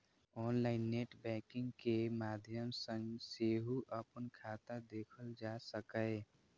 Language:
Maithili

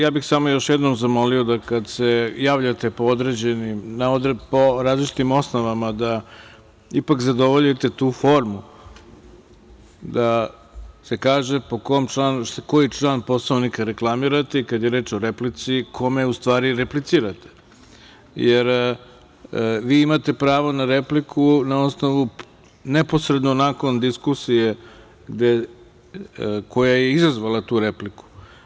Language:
Serbian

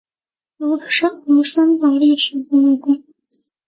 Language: Chinese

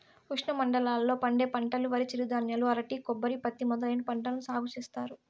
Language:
Telugu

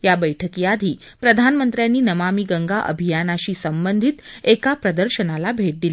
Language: Marathi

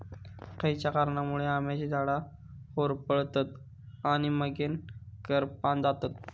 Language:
Marathi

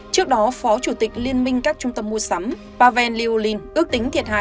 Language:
Vietnamese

